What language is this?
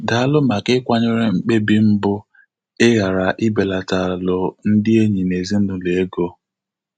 Igbo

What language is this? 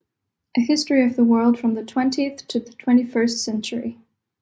Danish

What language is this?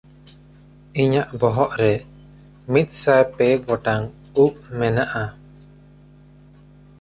Santali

